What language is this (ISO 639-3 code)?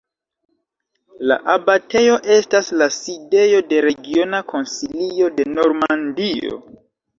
epo